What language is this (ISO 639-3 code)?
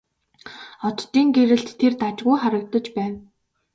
mon